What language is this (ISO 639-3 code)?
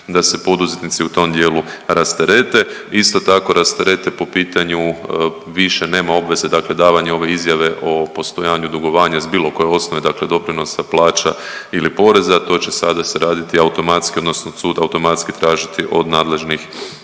hrv